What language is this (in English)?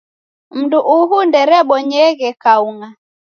Taita